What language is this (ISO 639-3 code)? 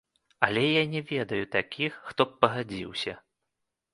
bel